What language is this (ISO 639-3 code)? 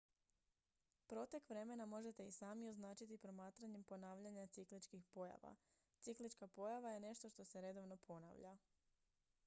hrv